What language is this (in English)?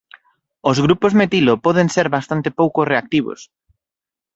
Galician